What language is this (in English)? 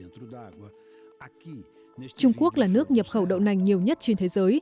Vietnamese